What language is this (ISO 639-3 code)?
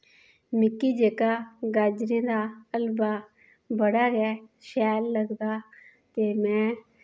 doi